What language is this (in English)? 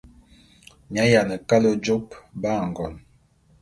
Bulu